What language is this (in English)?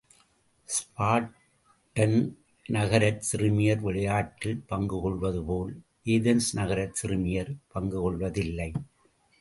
Tamil